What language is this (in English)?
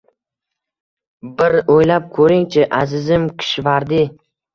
Uzbek